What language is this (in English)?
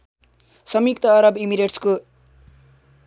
Nepali